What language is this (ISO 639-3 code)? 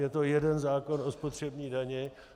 ces